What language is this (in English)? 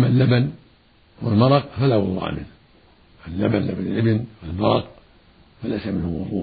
Arabic